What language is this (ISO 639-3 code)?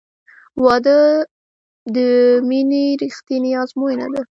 pus